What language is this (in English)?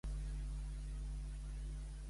Catalan